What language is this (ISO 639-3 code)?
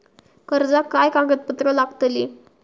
mar